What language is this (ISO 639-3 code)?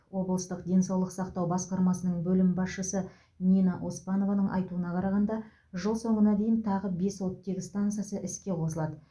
kaz